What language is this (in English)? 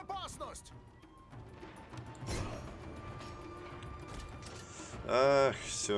Russian